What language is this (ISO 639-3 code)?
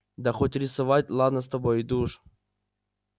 rus